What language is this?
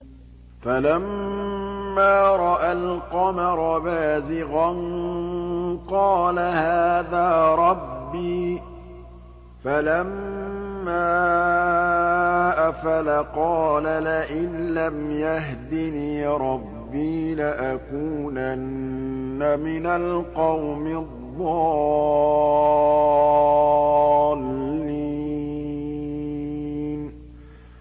Arabic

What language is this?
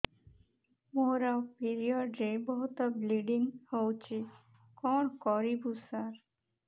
Odia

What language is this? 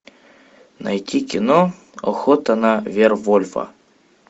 Russian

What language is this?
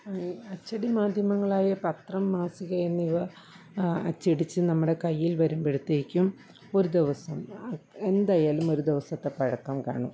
Malayalam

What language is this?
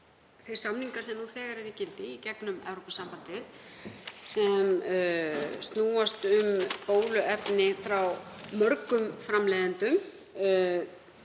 Icelandic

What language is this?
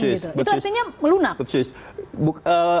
Indonesian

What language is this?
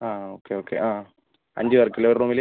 Malayalam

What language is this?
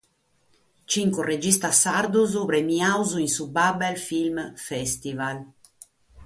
Sardinian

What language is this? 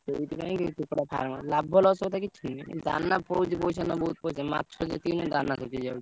Odia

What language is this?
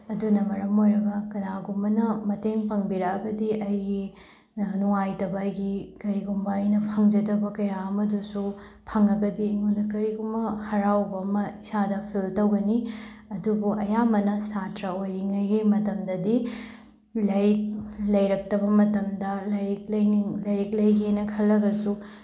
Manipuri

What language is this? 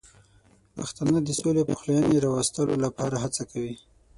Pashto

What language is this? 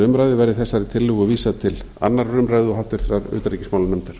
Icelandic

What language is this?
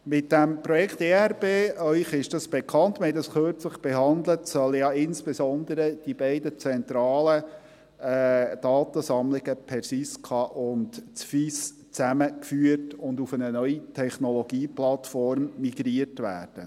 Swiss German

